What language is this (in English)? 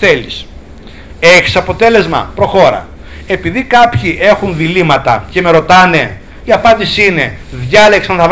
Greek